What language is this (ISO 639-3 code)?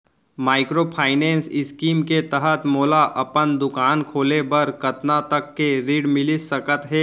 hne